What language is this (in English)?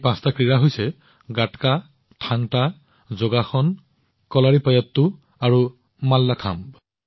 Assamese